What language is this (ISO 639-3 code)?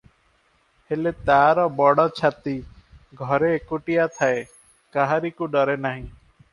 ori